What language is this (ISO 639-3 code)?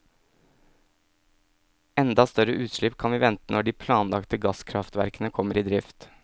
nor